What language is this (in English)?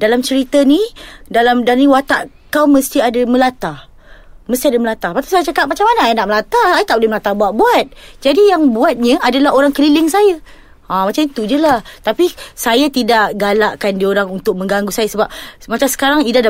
Malay